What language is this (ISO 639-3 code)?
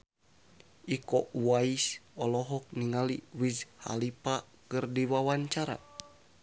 sun